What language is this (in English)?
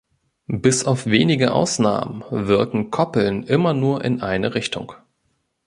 German